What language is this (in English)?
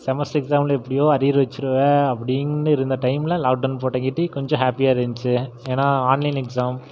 Tamil